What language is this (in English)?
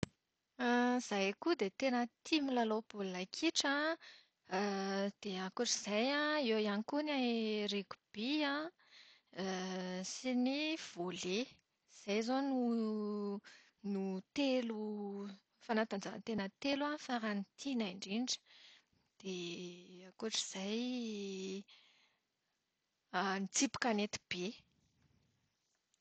Malagasy